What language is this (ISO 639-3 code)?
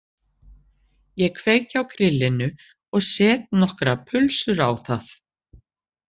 isl